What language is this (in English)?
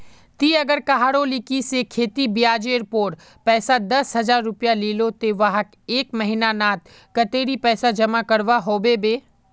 Magahi